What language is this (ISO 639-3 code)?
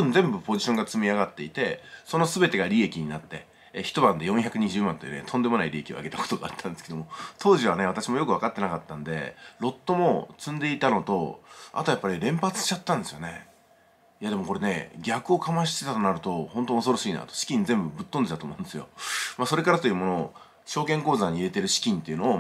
jpn